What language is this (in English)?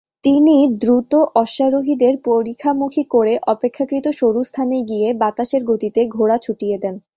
Bangla